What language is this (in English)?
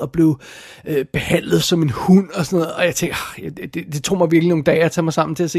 Danish